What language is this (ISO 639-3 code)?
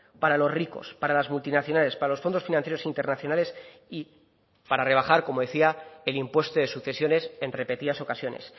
spa